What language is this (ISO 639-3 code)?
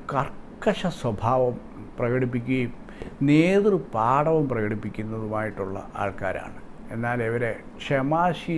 kor